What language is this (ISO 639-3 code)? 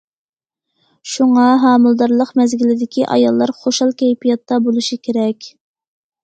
uig